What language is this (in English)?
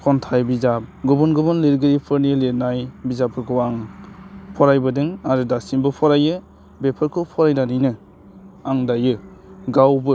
Bodo